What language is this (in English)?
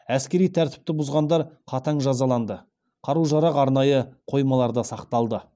Kazakh